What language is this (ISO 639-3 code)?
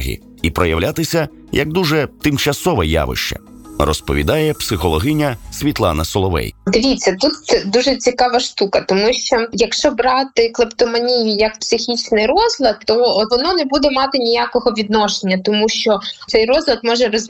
ukr